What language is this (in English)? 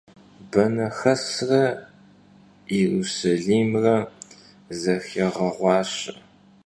Kabardian